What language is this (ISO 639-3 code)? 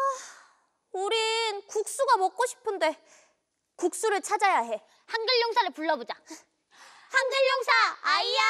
kor